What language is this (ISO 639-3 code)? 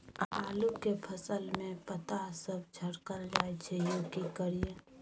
mai